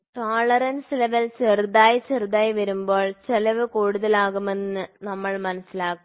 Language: Malayalam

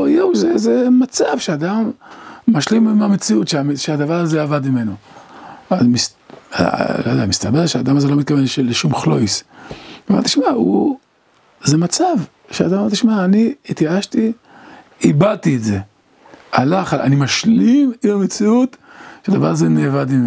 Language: Hebrew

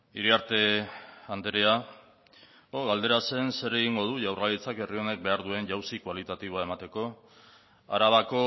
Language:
Basque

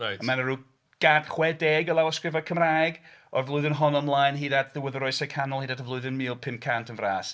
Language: Welsh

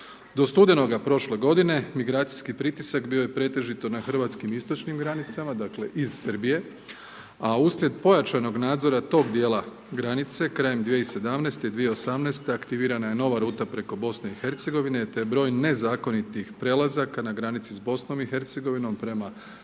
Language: Croatian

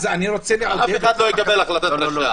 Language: Hebrew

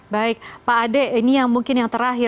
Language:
Indonesian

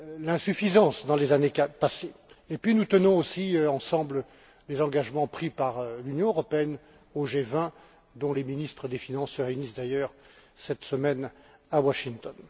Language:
French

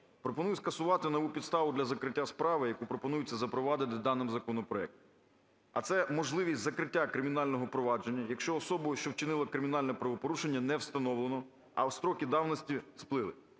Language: Ukrainian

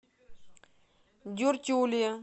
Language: Russian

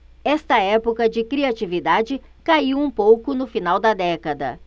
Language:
Portuguese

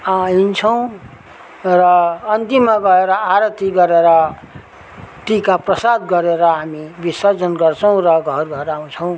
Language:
Nepali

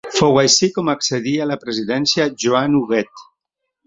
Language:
Catalan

